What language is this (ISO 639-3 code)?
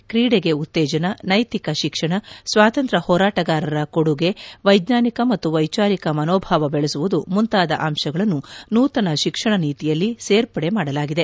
kan